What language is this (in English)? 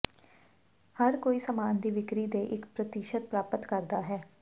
Punjabi